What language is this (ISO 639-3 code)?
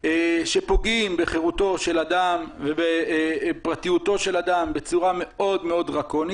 heb